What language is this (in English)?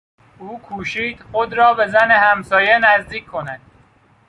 Persian